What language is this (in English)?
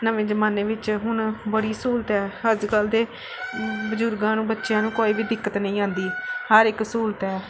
Punjabi